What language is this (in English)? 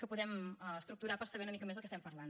Catalan